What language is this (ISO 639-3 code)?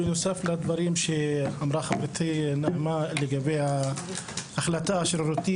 heb